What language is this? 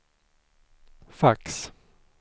Swedish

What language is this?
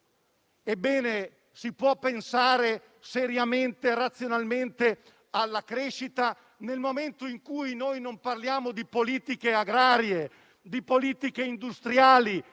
Italian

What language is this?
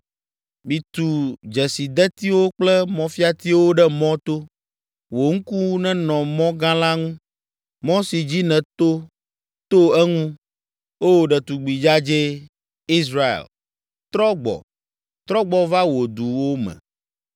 Ewe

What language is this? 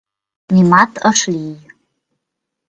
Mari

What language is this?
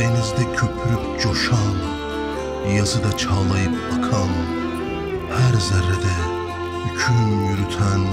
Turkish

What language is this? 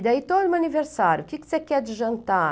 Portuguese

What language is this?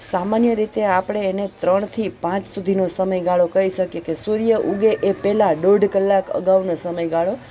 Gujarati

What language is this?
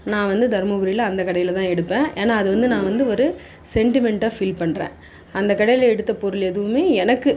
Tamil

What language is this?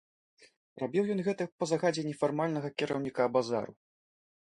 Belarusian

